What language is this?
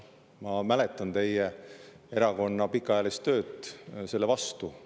Estonian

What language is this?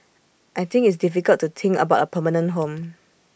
English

